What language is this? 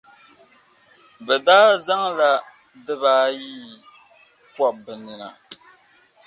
Dagbani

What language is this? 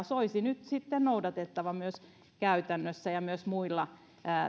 Finnish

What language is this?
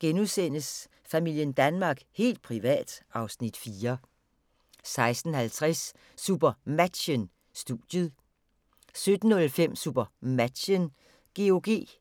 Danish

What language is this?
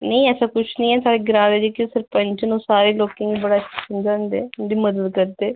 Dogri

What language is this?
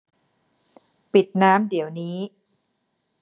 Thai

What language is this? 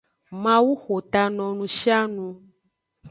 Aja (Benin)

